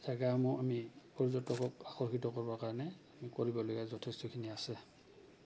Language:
Assamese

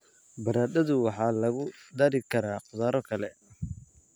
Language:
Somali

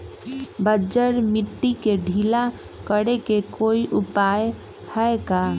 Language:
Magahi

